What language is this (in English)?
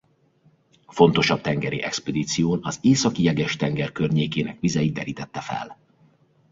Hungarian